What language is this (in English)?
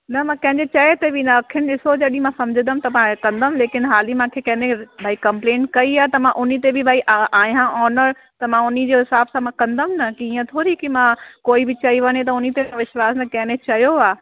Sindhi